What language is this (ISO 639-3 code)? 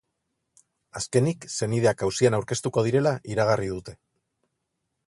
eus